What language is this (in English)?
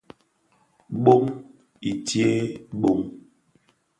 Bafia